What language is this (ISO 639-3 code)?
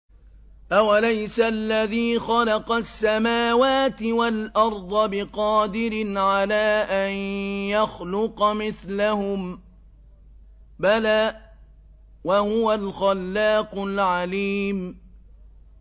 ara